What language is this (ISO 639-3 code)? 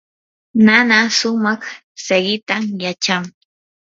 qur